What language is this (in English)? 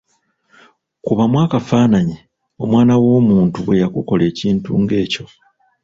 Ganda